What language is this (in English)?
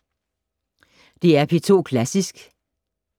Danish